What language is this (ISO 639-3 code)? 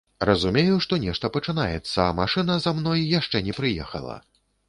bel